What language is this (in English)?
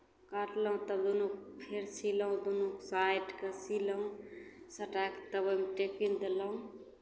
Maithili